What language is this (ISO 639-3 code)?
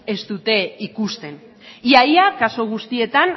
eus